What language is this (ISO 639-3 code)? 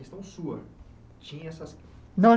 por